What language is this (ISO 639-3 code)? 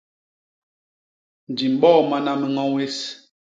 bas